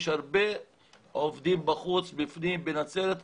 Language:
Hebrew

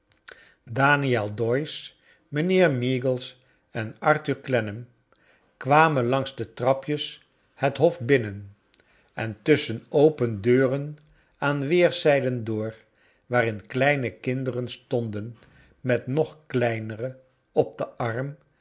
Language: Dutch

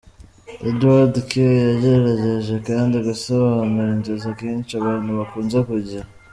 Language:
Kinyarwanda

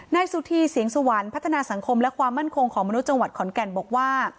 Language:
Thai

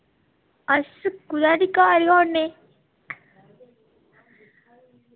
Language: Dogri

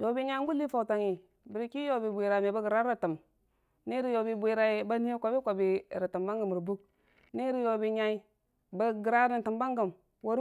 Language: Dijim-Bwilim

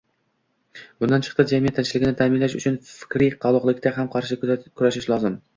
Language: Uzbek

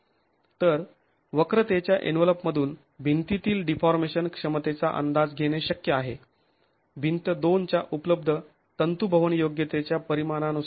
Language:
Marathi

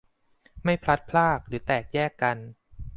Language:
Thai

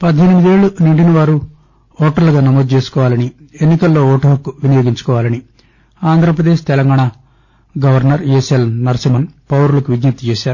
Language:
Telugu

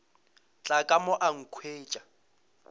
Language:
Northern Sotho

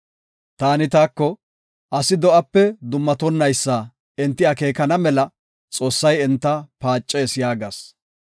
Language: Gofa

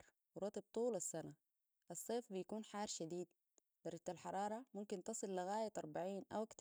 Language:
Sudanese Arabic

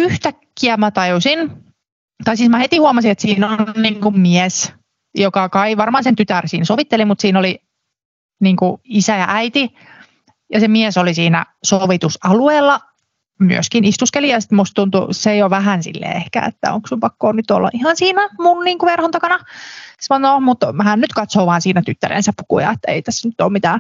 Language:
Finnish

